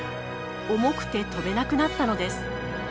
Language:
Japanese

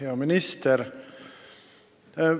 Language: Estonian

